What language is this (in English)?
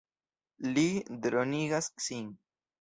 Esperanto